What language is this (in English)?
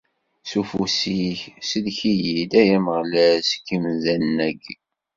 Kabyle